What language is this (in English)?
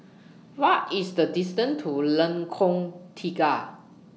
English